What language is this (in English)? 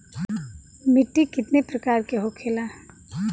Bhojpuri